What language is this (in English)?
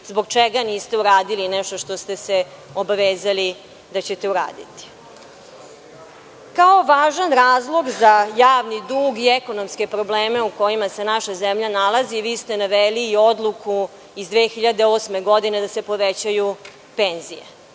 Serbian